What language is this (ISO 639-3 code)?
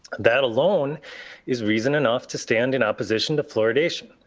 eng